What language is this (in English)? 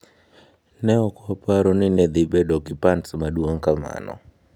Luo (Kenya and Tanzania)